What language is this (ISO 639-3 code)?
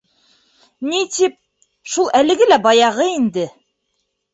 bak